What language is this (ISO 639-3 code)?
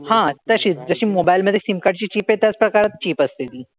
mar